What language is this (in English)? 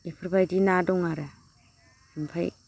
Bodo